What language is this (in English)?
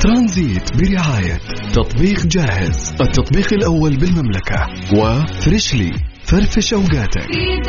Arabic